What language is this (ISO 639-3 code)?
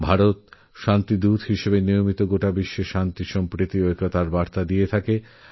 ben